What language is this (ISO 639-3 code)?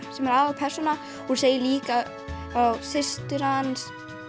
isl